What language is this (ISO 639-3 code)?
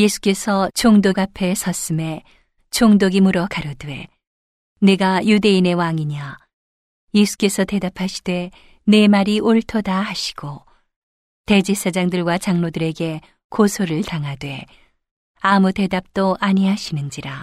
kor